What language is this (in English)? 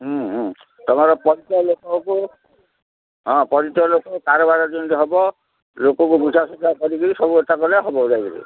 Odia